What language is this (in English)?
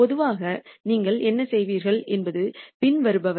Tamil